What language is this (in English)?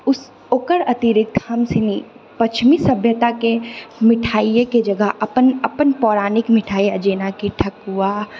Maithili